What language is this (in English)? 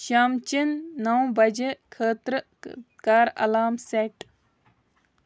Kashmiri